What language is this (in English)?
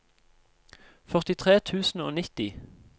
Norwegian